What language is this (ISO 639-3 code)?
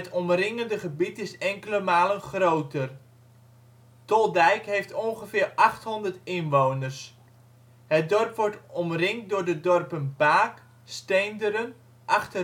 nld